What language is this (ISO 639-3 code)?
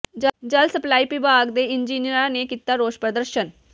pan